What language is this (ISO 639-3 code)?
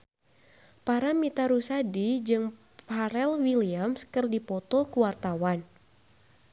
sun